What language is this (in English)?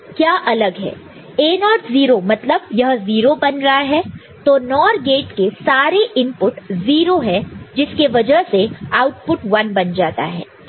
Hindi